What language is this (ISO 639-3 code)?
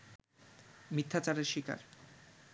ben